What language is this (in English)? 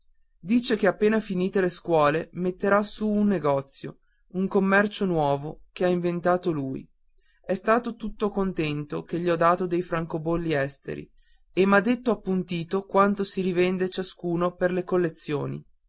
Italian